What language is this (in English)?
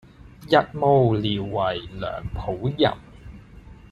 Cantonese